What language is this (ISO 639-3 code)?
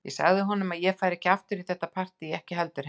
isl